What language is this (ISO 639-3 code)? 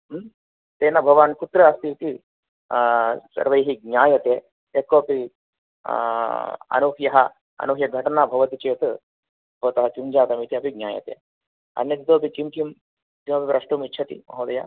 san